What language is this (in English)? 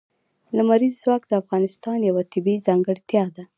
Pashto